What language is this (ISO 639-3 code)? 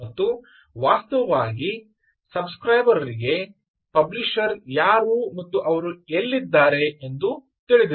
kan